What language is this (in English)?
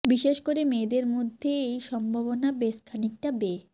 Bangla